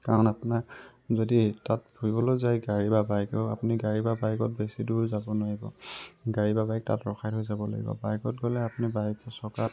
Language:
Assamese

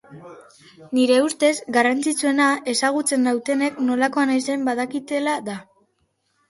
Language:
Basque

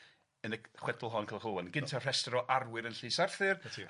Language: Welsh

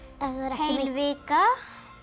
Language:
Icelandic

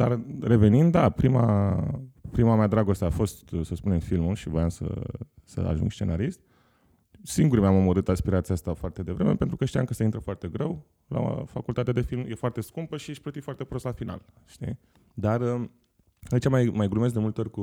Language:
Romanian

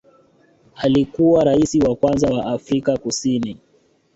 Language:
Swahili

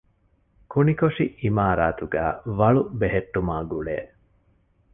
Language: Divehi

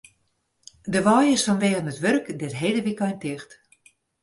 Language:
Western Frisian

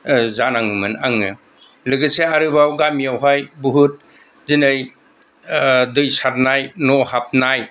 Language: Bodo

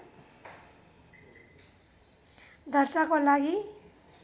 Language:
Nepali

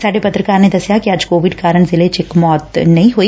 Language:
Punjabi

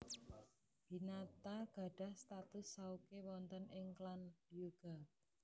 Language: Javanese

